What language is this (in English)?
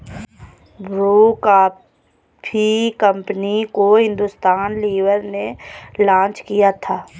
Hindi